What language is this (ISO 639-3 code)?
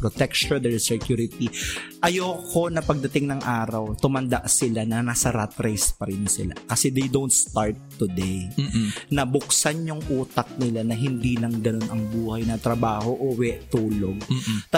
fil